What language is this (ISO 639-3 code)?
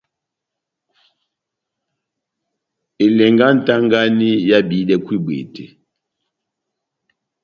bnm